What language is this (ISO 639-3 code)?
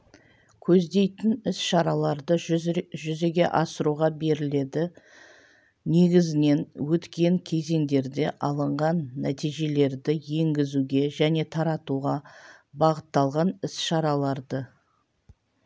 kaz